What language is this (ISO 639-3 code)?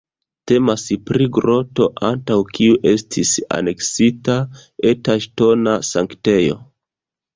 epo